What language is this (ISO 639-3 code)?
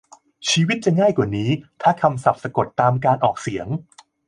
tha